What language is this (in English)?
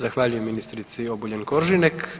Croatian